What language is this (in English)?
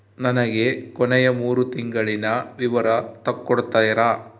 Kannada